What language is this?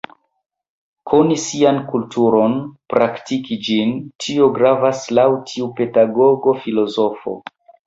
Esperanto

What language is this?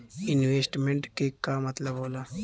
Bhojpuri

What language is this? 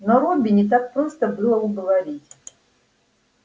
Russian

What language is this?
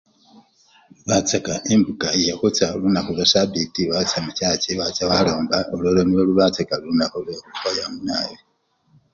Luyia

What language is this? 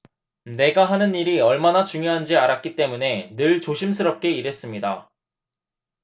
Korean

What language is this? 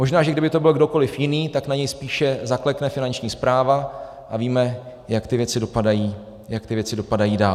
Czech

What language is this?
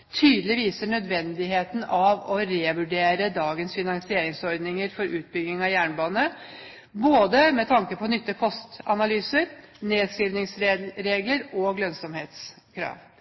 Norwegian Bokmål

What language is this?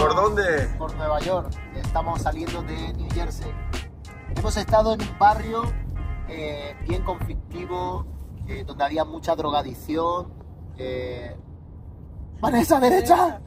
Spanish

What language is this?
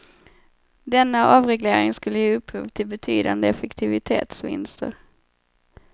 Swedish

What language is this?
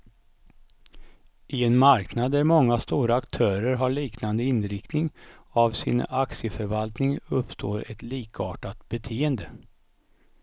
Swedish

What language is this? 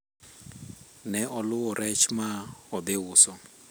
Luo (Kenya and Tanzania)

